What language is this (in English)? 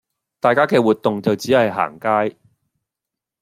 Cantonese